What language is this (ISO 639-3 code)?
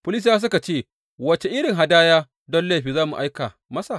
hau